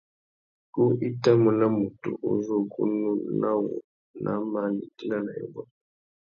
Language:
Tuki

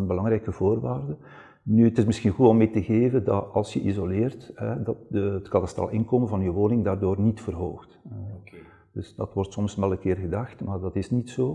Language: Dutch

